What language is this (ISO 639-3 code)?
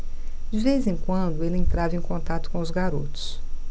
por